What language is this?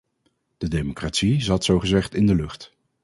Dutch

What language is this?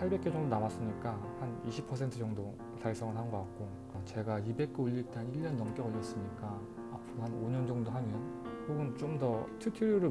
Korean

